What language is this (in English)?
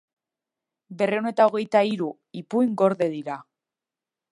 Basque